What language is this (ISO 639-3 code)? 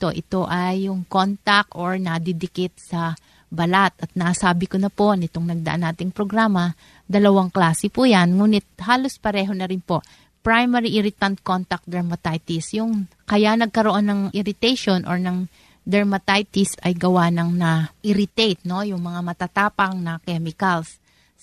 fil